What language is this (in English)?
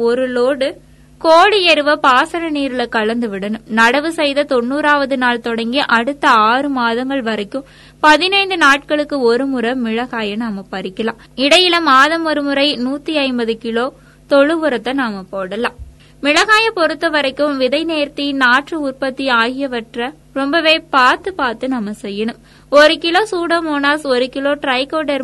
Tamil